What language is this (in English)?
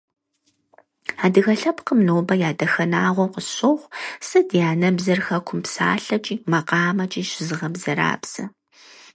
Kabardian